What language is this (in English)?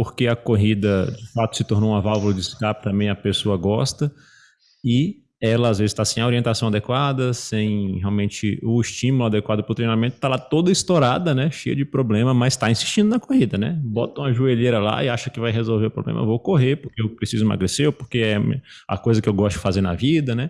Portuguese